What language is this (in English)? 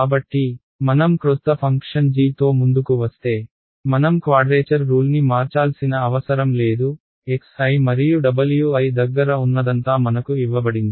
Telugu